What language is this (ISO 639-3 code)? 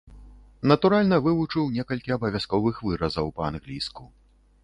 bel